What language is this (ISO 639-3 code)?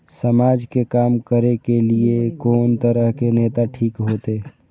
mai